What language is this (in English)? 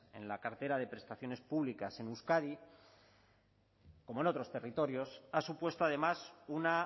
Spanish